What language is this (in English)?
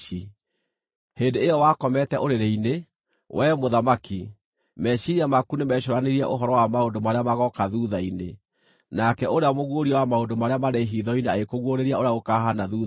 Kikuyu